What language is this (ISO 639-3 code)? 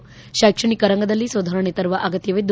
kan